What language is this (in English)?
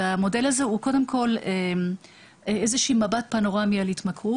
Hebrew